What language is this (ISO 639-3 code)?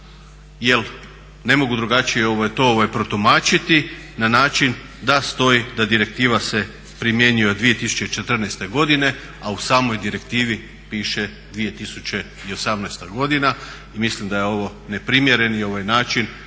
hrv